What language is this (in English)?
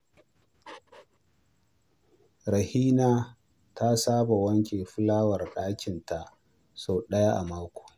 Hausa